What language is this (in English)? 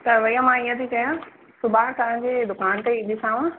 Sindhi